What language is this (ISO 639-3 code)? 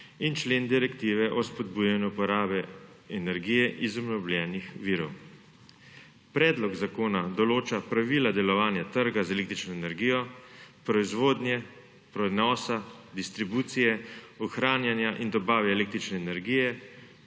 slv